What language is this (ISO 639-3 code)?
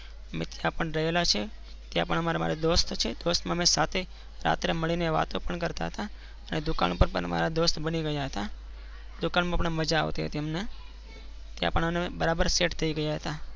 guj